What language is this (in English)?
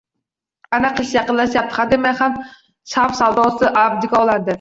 Uzbek